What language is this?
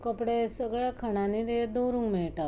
Konkani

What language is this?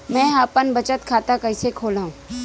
Chhattisgarhi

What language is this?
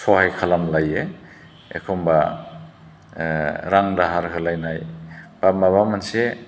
Bodo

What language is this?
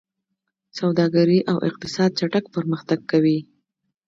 Pashto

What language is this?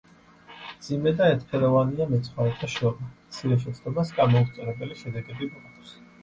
Georgian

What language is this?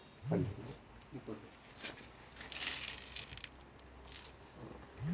Kannada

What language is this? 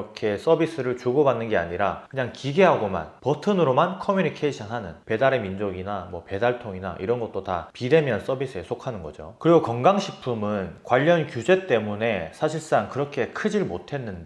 Korean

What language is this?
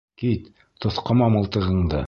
Bashkir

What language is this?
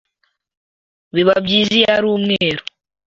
Kinyarwanda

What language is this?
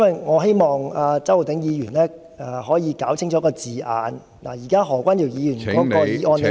Cantonese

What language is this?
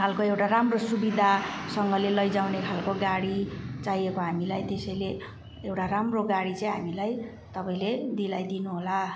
Nepali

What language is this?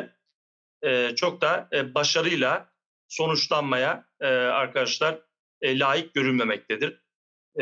Turkish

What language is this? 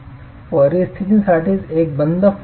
Marathi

